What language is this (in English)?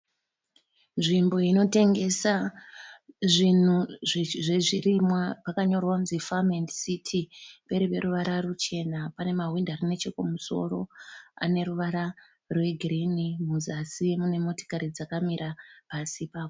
Shona